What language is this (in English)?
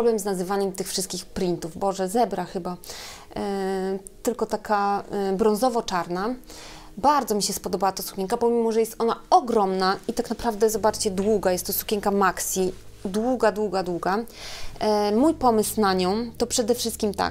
Polish